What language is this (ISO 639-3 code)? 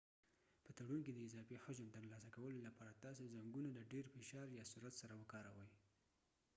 pus